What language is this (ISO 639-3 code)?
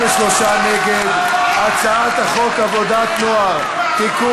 heb